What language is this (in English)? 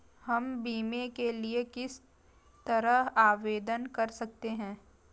Hindi